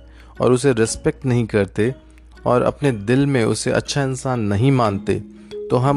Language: Hindi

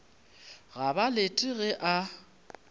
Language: Northern Sotho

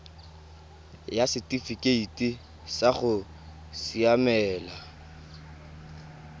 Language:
Tswana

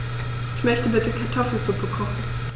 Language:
German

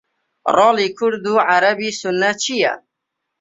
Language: Central Kurdish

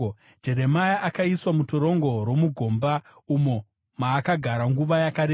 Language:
Shona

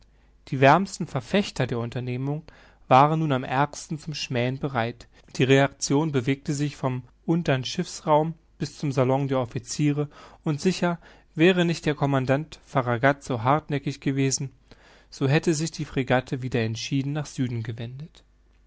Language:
German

